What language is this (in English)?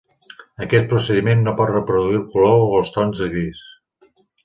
Catalan